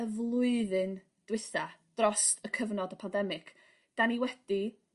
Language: Welsh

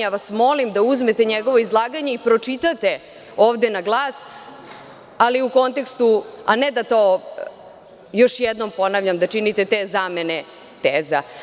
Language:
Serbian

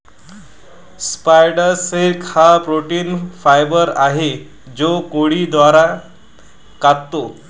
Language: Marathi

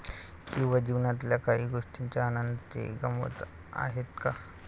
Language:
Marathi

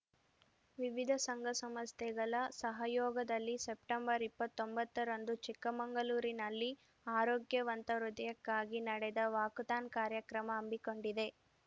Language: Kannada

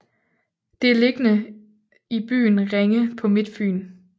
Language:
Danish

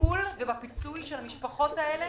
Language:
Hebrew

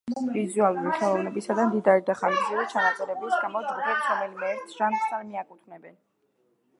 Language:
Georgian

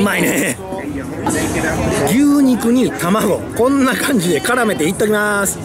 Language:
Japanese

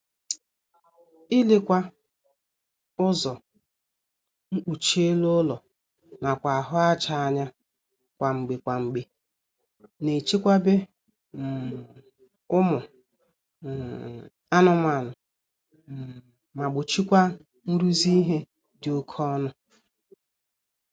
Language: Igbo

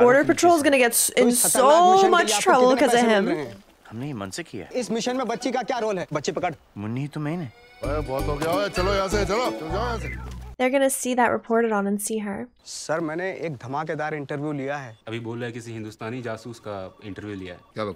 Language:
English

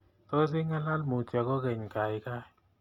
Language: Kalenjin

